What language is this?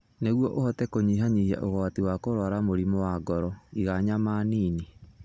Kikuyu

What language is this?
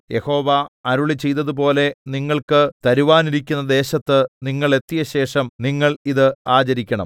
Malayalam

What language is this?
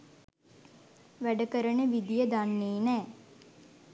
Sinhala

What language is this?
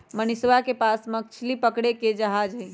Magahi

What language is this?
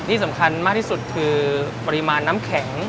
Thai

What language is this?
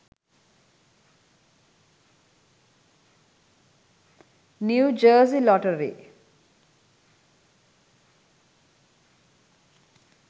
Sinhala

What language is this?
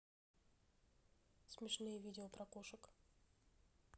Russian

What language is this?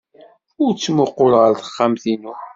Kabyle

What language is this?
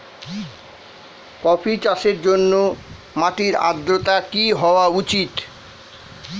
Bangla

